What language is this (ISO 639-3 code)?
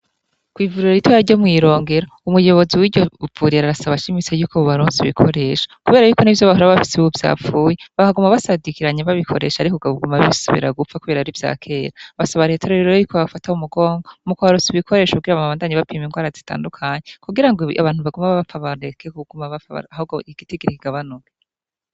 run